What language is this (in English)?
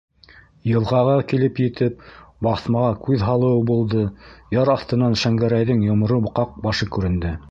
Bashkir